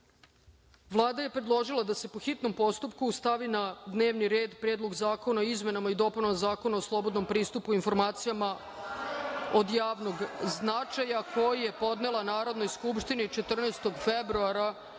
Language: Serbian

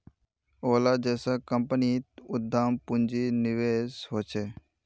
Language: Magahi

